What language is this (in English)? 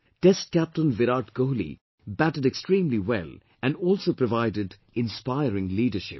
English